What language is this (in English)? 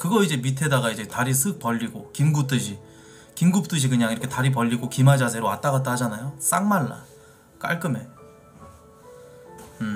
Korean